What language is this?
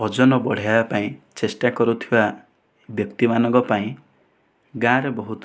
Odia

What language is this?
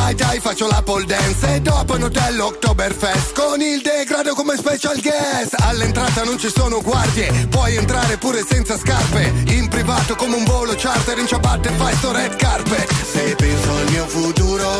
Italian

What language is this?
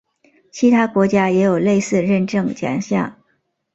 Chinese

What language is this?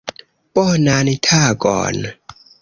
Esperanto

